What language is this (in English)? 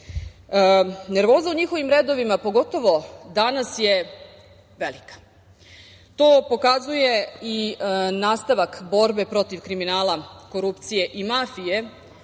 Serbian